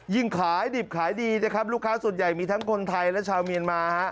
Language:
Thai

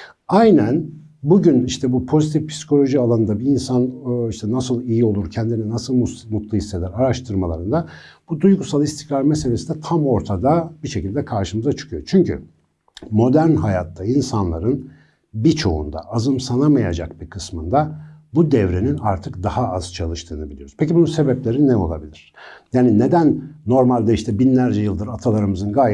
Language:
Turkish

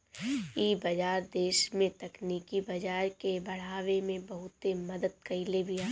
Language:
Bhojpuri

